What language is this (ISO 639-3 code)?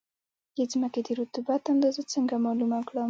pus